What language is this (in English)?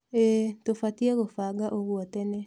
Kikuyu